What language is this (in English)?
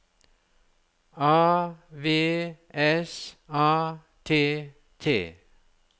Norwegian